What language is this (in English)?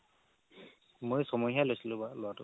Assamese